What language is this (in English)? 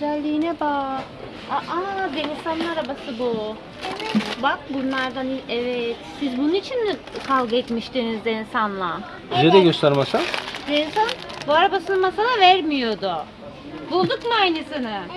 Turkish